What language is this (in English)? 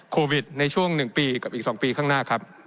Thai